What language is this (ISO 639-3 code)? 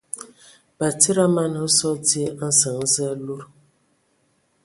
ewo